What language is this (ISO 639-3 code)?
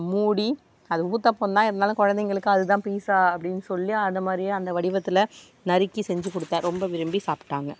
tam